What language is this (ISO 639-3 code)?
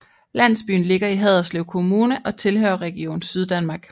dan